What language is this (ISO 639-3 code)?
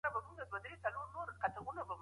pus